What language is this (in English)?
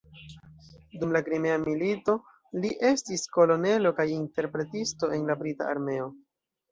Esperanto